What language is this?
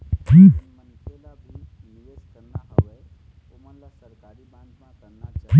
Chhattisgarhi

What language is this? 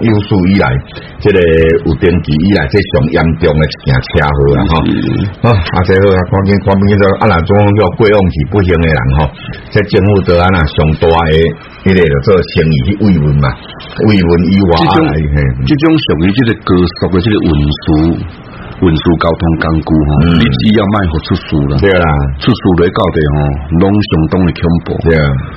Chinese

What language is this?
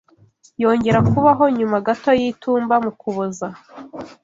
Kinyarwanda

